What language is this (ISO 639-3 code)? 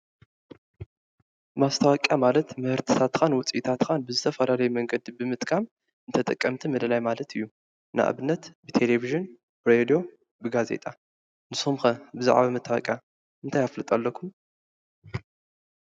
tir